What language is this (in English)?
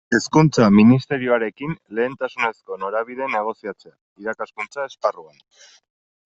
Basque